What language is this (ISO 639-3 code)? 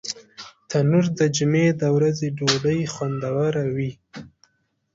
pus